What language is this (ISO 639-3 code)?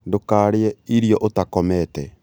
kik